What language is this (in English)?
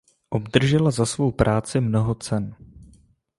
Czech